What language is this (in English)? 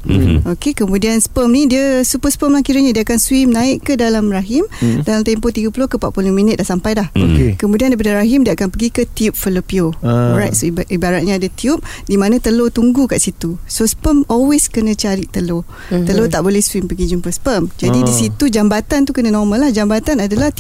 Malay